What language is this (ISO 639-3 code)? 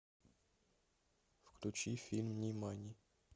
rus